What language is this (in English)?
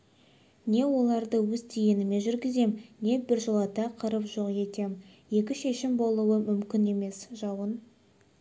Kazakh